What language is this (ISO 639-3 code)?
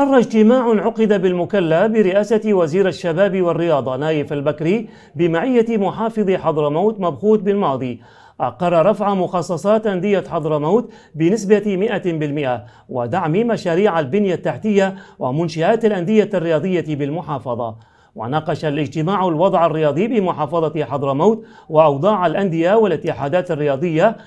ara